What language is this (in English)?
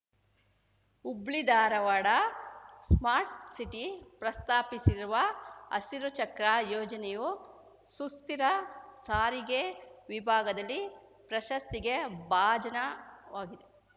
Kannada